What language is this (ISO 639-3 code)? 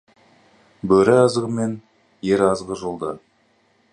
kaz